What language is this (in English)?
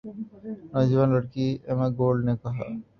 Urdu